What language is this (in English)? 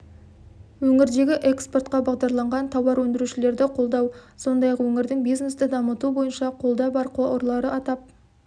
Kazakh